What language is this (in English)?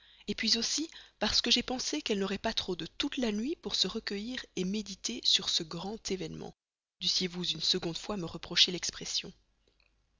French